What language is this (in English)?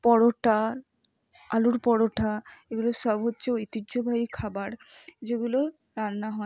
Bangla